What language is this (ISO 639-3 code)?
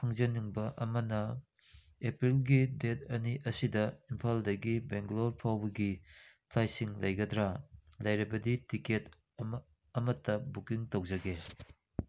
mni